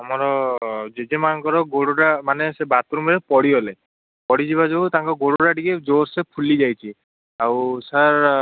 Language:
Odia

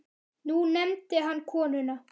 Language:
Icelandic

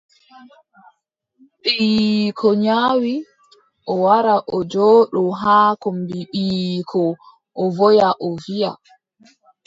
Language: Adamawa Fulfulde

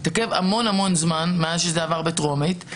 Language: Hebrew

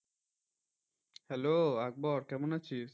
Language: Bangla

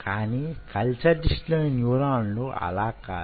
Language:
Telugu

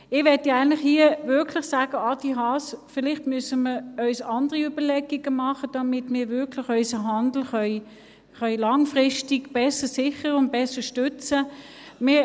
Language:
Swiss German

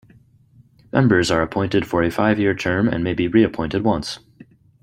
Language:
English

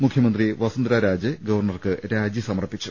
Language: Malayalam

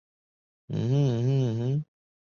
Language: Chinese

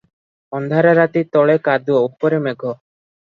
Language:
Odia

